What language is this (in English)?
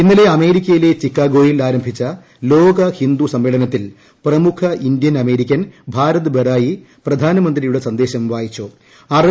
Malayalam